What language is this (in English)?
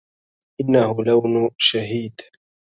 Arabic